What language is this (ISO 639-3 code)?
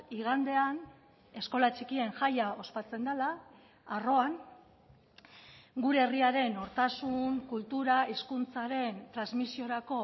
eus